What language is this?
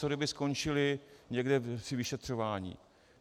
Czech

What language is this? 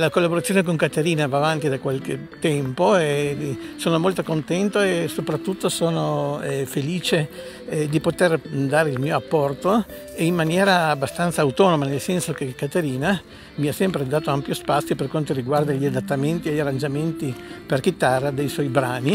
Italian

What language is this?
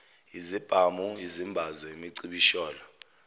Zulu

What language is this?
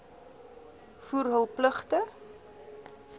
Afrikaans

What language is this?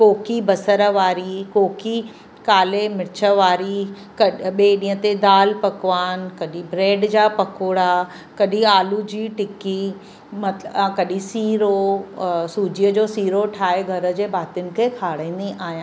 Sindhi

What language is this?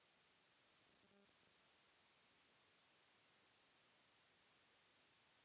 Bhojpuri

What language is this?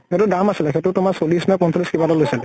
Assamese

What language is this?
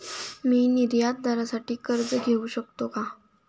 Marathi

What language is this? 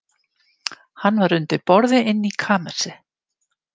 Icelandic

